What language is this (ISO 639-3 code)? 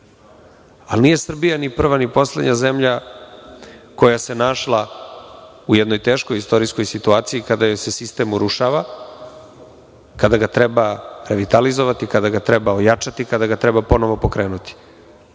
srp